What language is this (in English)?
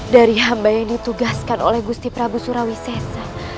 Indonesian